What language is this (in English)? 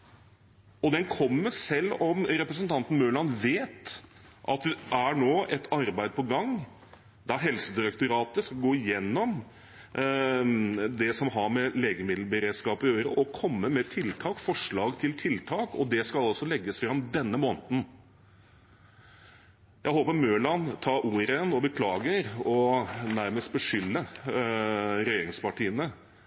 Norwegian Bokmål